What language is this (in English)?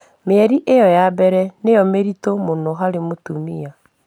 Kikuyu